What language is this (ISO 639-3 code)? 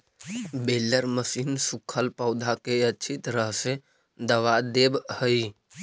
mag